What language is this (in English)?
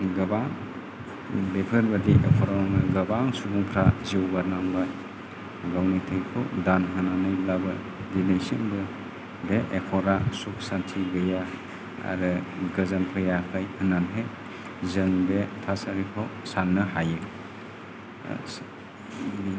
Bodo